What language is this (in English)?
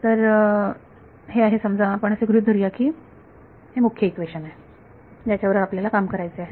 Marathi